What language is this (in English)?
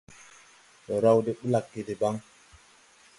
Tupuri